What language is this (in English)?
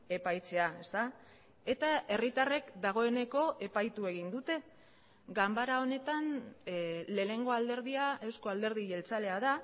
Basque